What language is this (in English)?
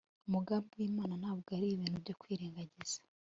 Kinyarwanda